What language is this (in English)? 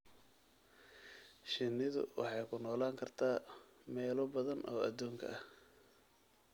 Somali